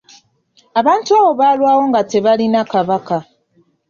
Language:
Ganda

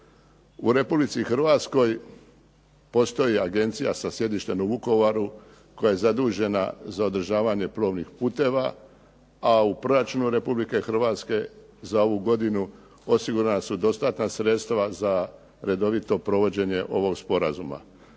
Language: Croatian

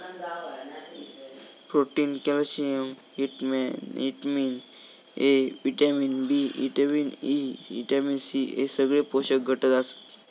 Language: Marathi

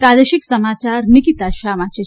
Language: Gujarati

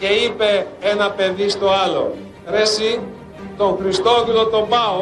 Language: Greek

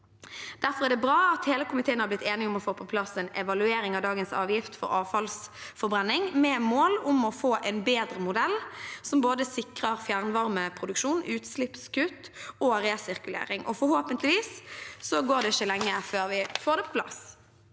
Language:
Norwegian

